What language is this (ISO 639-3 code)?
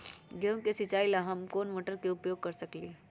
mag